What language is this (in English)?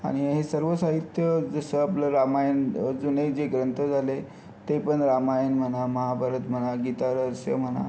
Marathi